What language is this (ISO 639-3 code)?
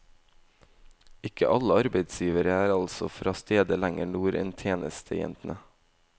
nor